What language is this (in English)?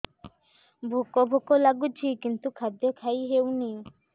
Odia